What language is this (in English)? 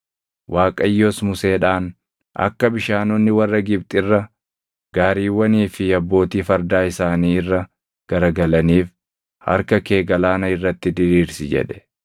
Oromo